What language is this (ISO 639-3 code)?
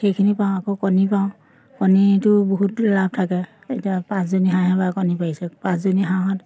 asm